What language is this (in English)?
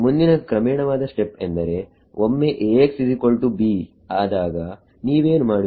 Kannada